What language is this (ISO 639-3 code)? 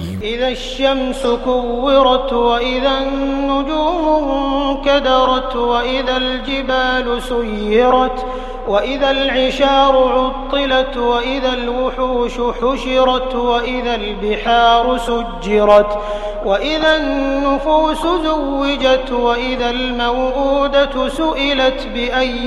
ara